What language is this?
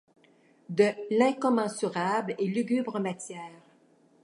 French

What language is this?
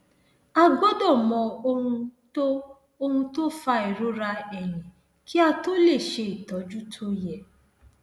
Yoruba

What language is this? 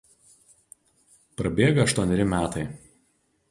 Lithuanian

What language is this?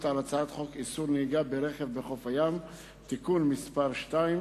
Hebrew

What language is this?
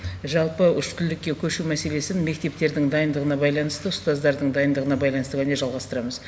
Kazakh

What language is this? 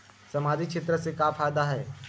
Chhattisgarhi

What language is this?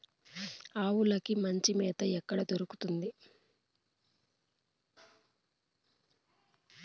Telugu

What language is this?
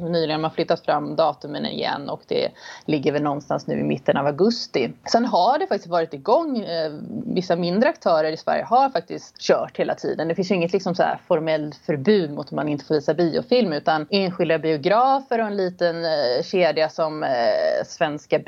Swedish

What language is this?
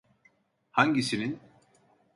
Turkish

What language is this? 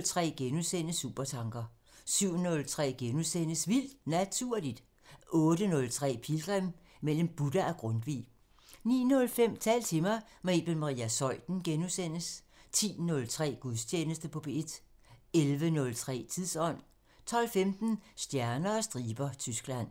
Danish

